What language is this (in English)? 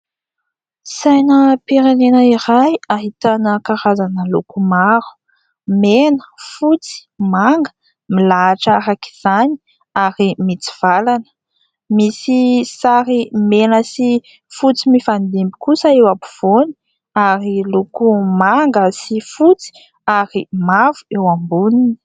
Malagasy